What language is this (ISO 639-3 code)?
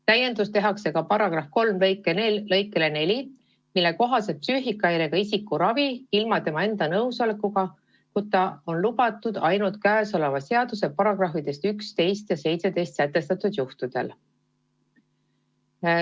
est